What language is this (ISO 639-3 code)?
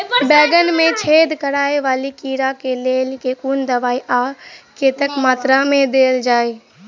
mai